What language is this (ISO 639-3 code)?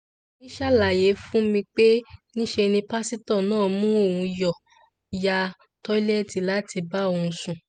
yor